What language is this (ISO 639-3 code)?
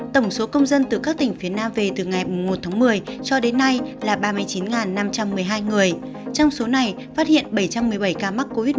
vie